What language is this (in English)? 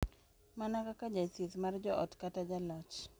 Luo (Kenya and Tanzania)